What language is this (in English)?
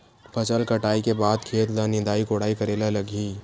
Chhattisgarhi